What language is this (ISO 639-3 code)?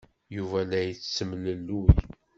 kab